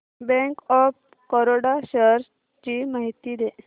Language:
Marathi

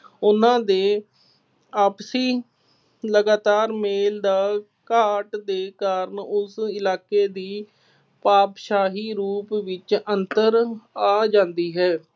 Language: Punjabi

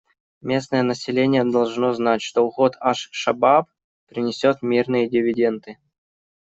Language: Russian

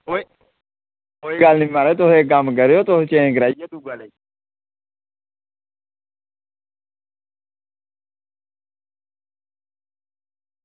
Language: Dogri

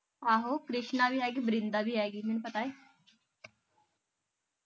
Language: Punjabi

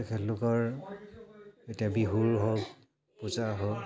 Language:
Assamese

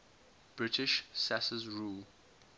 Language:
English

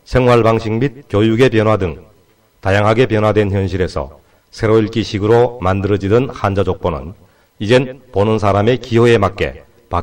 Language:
Korean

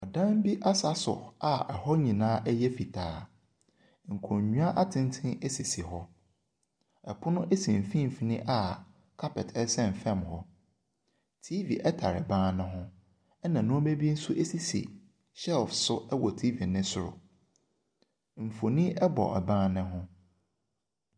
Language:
Akan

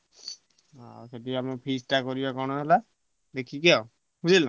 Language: Odia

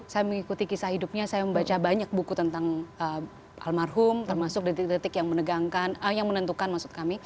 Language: Indonesian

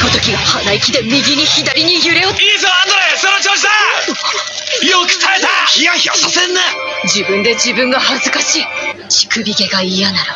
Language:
Japanese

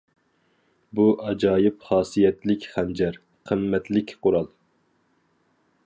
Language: Uyghur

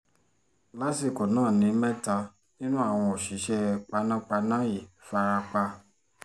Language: Yoruba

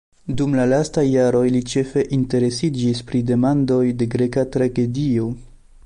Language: Esperanto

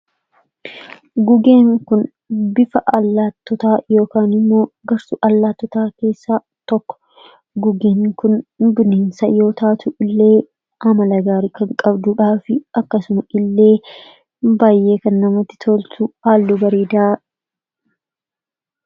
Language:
Oromo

